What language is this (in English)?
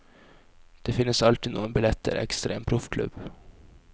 Norwegian